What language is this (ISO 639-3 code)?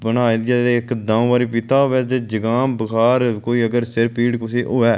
doi